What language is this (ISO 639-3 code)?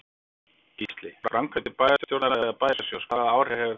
isl